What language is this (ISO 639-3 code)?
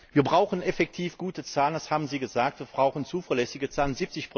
deu